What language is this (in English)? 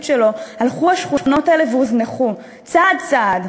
Hebrew